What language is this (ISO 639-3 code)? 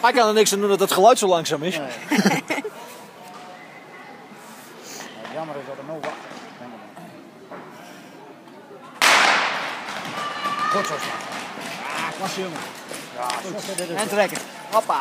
nld